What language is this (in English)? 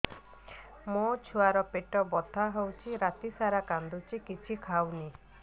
Odia